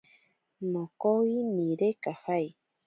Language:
Ashéninka Perené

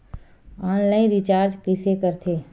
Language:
Chhattisgarhi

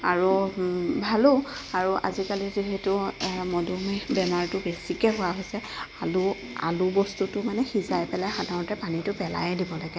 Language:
Assamese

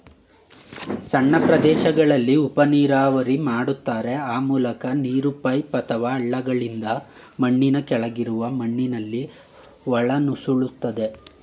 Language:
Kannada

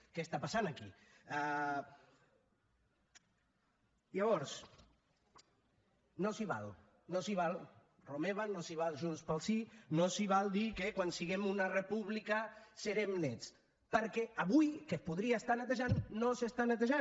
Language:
Catalan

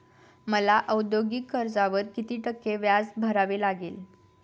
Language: Marathi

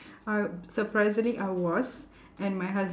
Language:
English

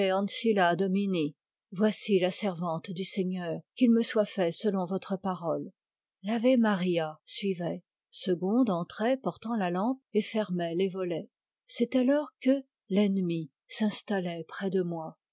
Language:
French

